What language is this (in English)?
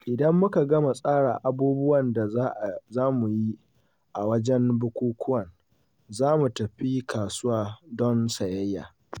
Hausa